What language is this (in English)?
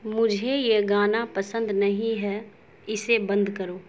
Urdu